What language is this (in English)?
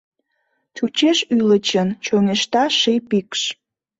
Mari